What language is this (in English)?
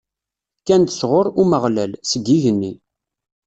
Kabyle